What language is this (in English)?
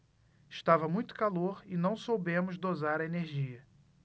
Portuguese